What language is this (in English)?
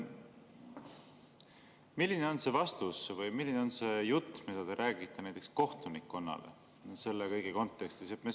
Estonian